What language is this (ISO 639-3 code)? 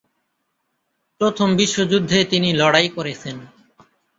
ben